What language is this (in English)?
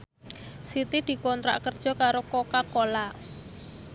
Javanese